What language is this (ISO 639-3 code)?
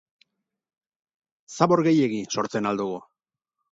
eus